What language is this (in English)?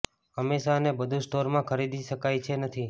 Gujarati